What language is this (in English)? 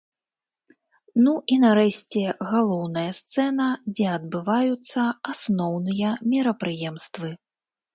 Belarusian